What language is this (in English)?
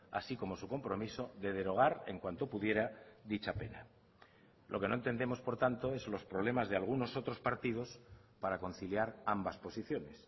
Spanish